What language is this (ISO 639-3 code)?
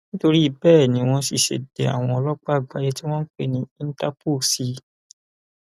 yor